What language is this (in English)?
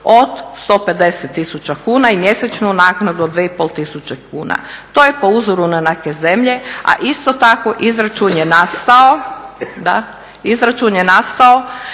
Croatian